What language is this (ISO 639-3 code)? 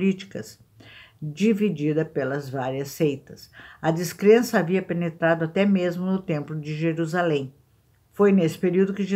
por